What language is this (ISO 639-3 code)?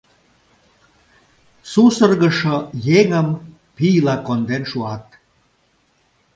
chm